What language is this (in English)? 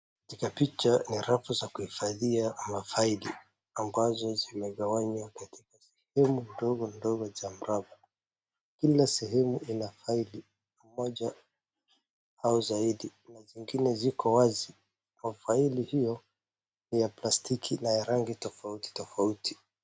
Swahili